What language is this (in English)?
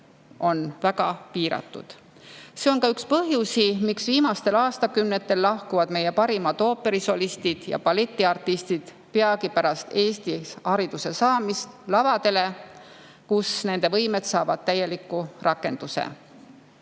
Estonian